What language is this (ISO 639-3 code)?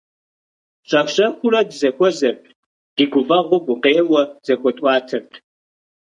kbd